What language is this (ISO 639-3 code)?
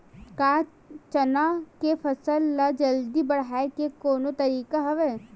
hne